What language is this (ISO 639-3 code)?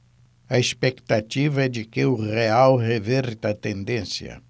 por